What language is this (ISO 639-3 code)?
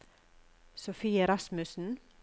nor